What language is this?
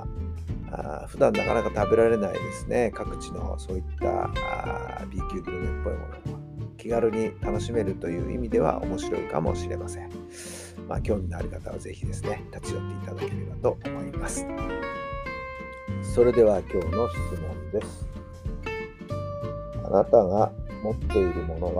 Japanese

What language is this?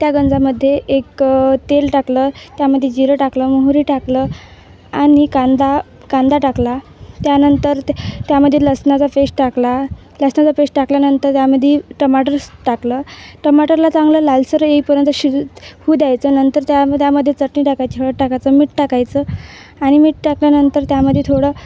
Marathi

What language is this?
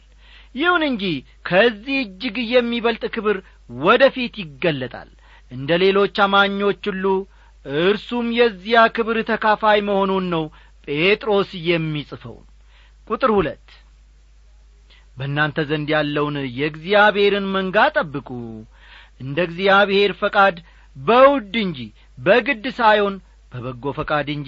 Amharic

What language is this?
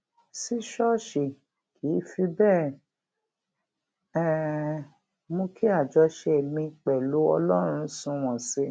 Yoruba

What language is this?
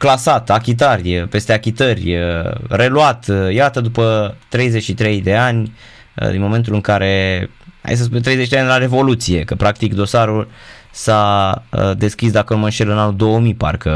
Romanian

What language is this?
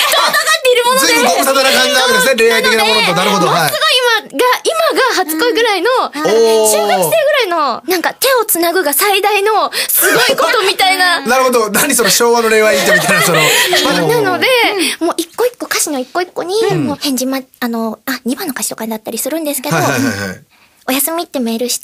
Japanese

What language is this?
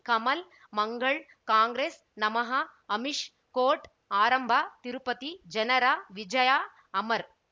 Kannada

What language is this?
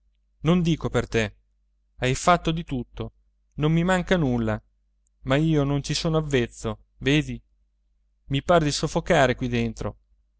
Italian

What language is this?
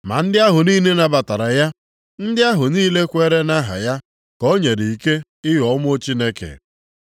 Igbo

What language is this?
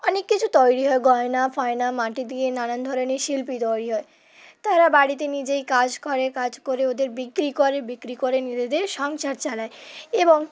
Bangla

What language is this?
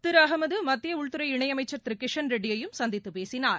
Tamil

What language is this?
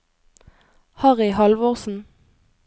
Norwegian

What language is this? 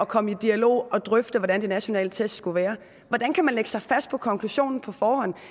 Danish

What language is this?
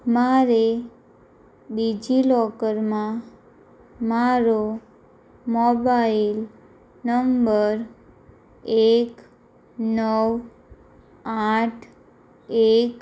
Gujarati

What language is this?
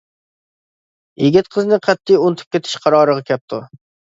Uyghur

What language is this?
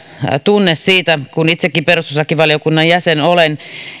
Finnish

